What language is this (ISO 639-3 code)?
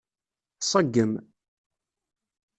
kab